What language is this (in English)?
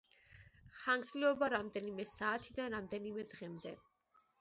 Georgian